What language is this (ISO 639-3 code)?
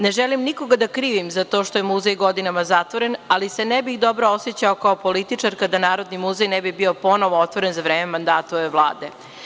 srp